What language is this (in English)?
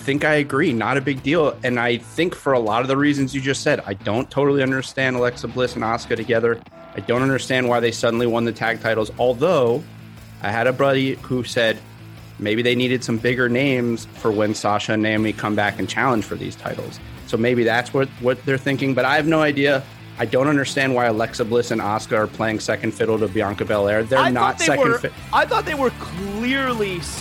English